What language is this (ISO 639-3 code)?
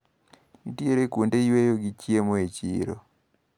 luo